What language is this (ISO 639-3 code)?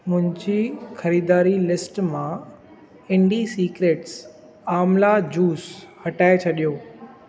snd